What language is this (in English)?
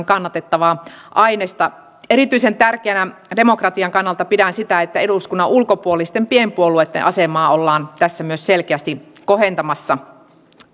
Finnish